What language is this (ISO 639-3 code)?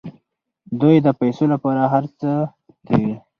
pus